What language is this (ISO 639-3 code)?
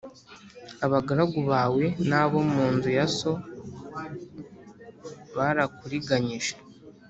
kin